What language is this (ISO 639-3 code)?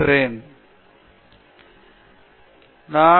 tam